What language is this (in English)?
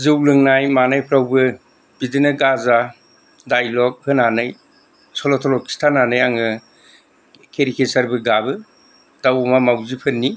Bodo